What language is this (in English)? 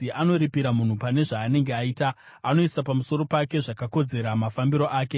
Shona